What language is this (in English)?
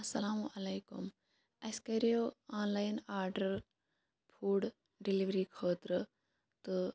Kashmiri